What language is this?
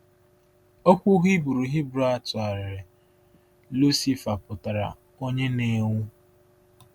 Igbo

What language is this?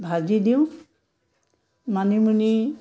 Assamese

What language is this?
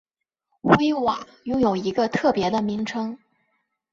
Chinese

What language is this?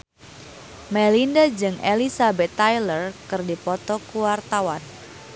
Sundanese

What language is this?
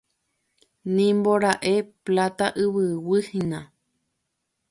Guarani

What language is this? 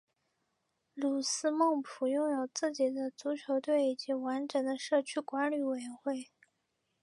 Chinese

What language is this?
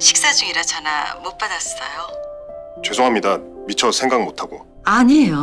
Korean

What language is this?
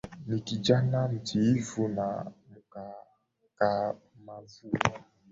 Swahili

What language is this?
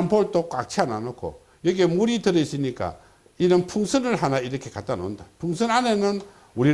Korean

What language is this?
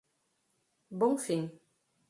Portuguese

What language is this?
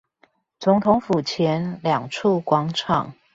Chinese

